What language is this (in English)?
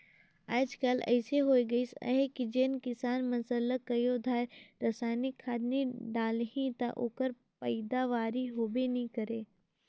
Chhattisgarhi